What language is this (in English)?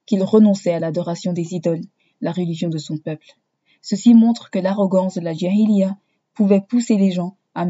French